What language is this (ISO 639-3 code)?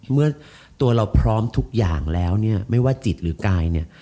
tha